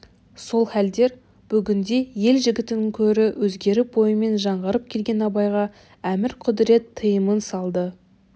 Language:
Kazakh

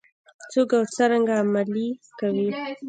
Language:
Pashto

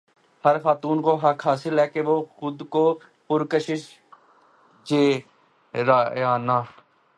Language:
Urdu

